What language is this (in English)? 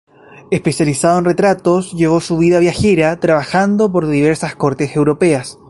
Spanish